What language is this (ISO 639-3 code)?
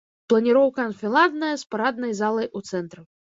bel